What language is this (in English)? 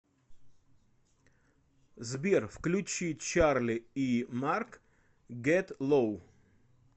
Russian